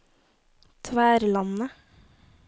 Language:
Norwegian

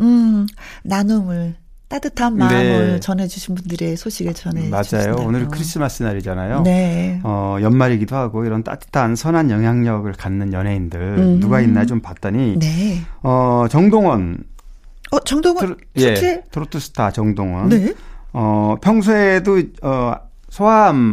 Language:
Korean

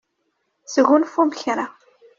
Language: Kabyle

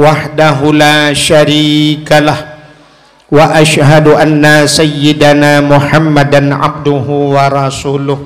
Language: Malay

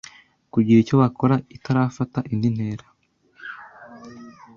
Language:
Kinyarwanda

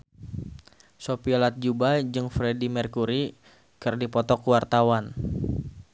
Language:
Sundanese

